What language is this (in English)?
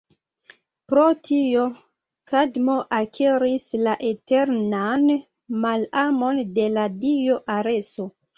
Esperanto